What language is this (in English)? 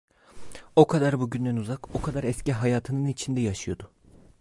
Turkish